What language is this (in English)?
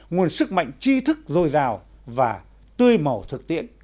Vietnamese